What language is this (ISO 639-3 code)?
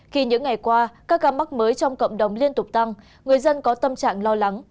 vie